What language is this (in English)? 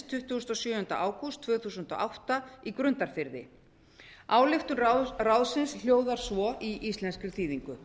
Icelandic